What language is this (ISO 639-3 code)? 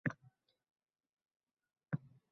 uzb